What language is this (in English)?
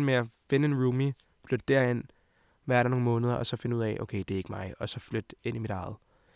Danish